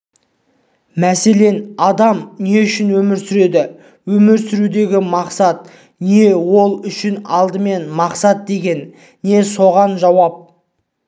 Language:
Kazakh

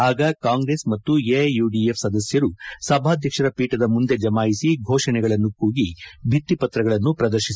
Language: Kannada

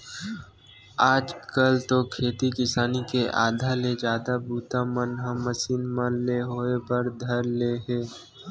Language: Chhattisgarhi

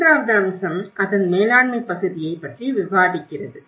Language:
Tamil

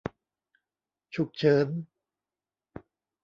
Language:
Thai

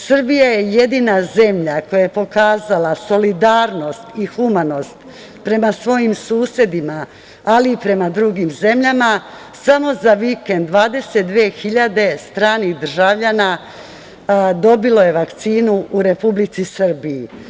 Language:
Serbian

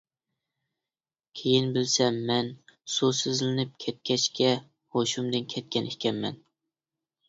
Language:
Uyghur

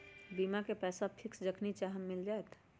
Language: Magahi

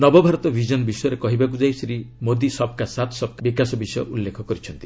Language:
Odia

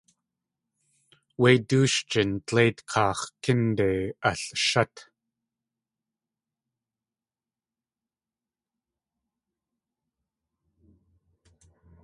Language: Tlingit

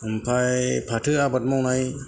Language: Bodo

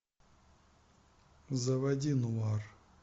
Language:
Russian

